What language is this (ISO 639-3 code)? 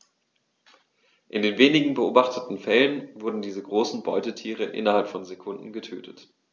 deu